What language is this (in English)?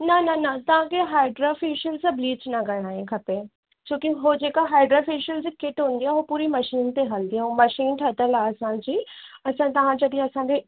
Sindhi